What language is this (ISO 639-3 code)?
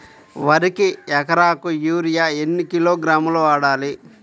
tel